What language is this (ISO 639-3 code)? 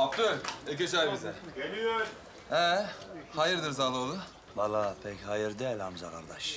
tur